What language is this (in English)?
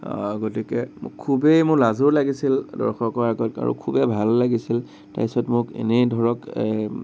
Assamese